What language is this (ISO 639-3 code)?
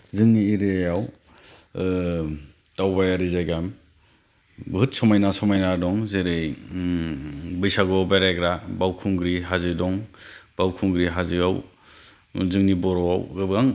brx